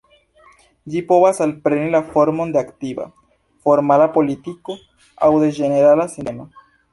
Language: Esperanto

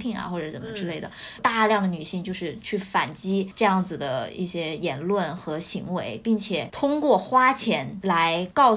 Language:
Chinese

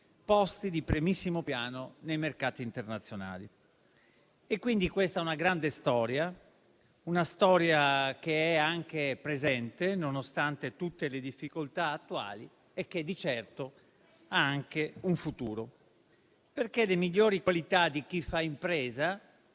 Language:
Italian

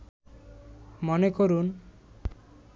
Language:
Bangla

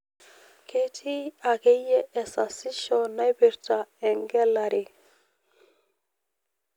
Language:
Masai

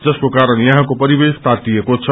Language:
Nepali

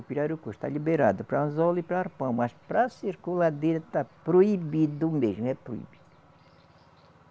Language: Portuguese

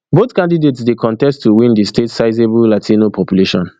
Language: Nigerian Pidgin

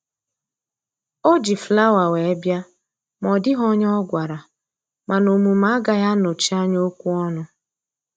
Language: Igbo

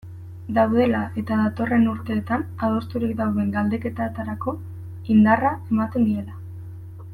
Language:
Basque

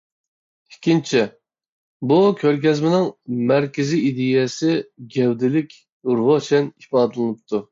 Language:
Uyghur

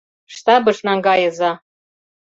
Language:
Mari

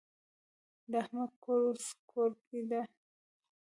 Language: Pashto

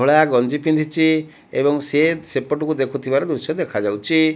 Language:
Odia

